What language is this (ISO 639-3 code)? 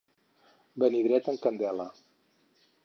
cat